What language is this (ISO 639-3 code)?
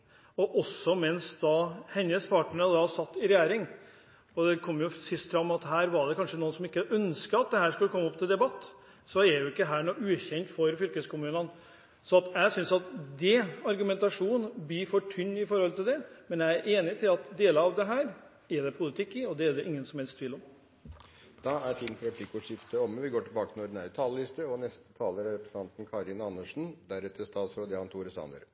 nor